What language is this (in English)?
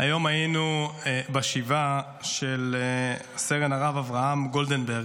Hebrew